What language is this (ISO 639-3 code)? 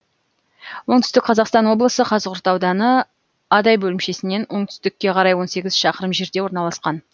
kaz